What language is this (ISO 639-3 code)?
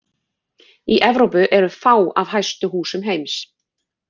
isl